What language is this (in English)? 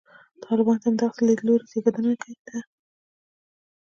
Pashto